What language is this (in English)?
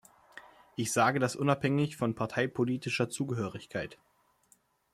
German